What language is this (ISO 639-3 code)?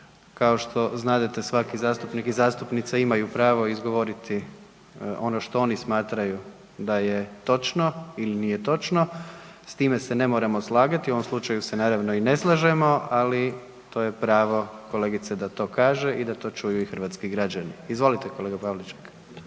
hrv